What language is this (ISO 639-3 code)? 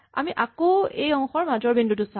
asm